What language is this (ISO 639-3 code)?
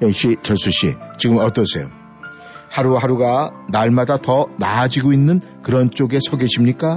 kor